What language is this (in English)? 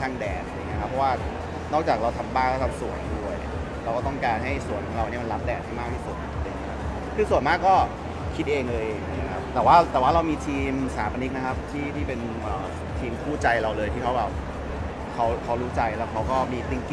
Thai